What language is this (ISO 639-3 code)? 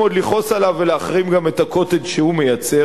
heb